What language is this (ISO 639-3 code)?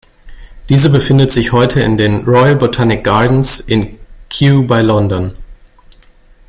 deu